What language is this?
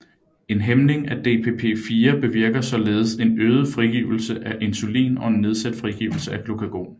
Danish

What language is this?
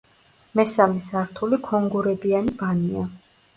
Georgian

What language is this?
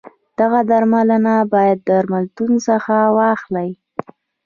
Pashto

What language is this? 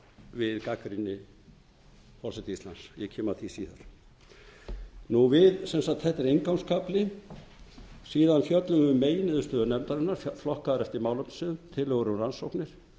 Icelandic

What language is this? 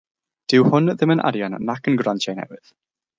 Welsh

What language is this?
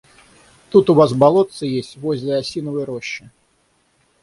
Russian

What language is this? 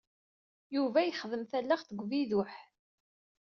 Kabyle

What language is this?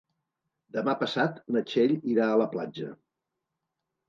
Catalan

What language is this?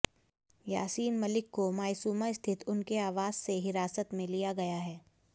Hindi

